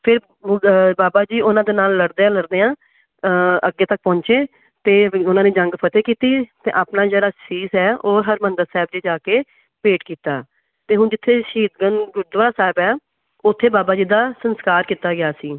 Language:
Punjabi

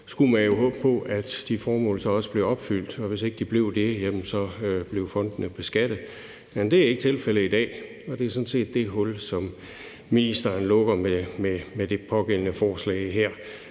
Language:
Danish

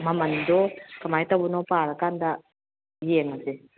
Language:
Manipuri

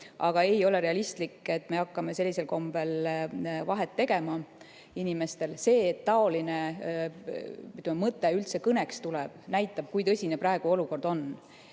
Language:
Estonian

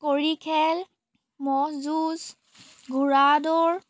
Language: Assamese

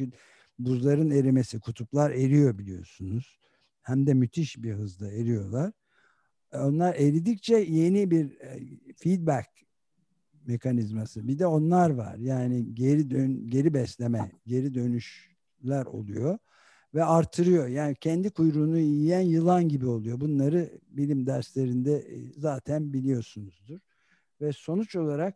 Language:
Turkish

